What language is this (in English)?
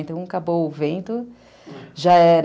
Portuguese